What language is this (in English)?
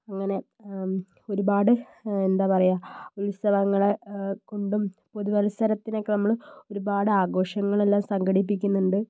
Malayalam